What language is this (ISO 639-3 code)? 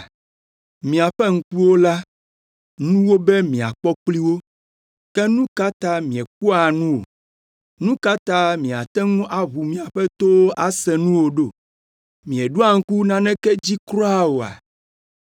ewe